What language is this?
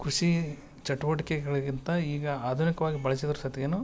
Kannada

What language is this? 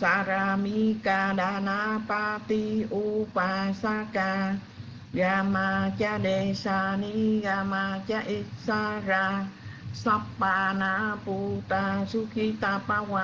Vietnamese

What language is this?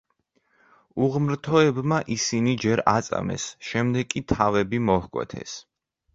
Georgian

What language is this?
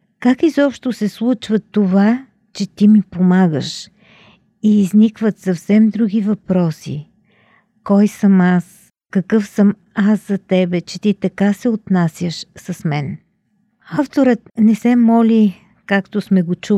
Bulgarian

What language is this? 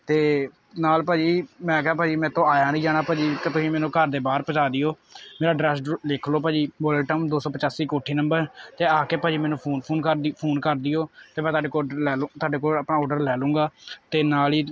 Punjabi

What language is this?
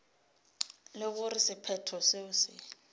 Northern Sotho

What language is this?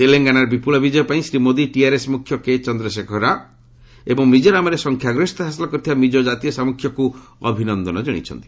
Odia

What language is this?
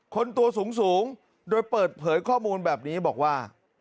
Thai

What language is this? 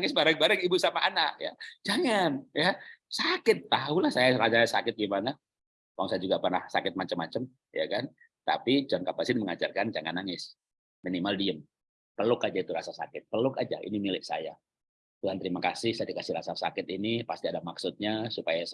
Indonesian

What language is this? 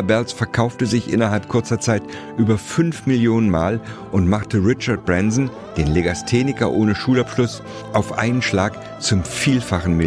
German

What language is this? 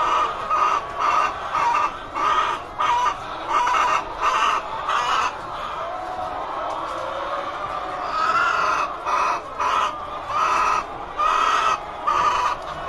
Indonesian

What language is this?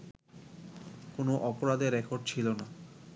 Bangla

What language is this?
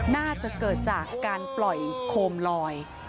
Thai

